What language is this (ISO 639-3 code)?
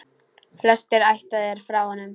isl